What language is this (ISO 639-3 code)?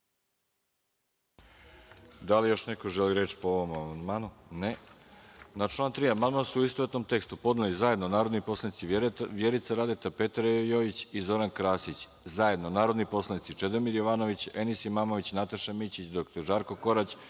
srp